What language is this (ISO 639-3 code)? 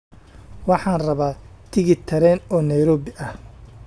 som